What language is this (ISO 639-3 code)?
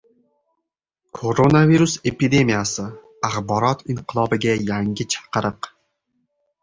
uzb